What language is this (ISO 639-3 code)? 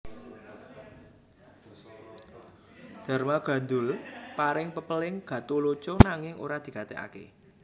jav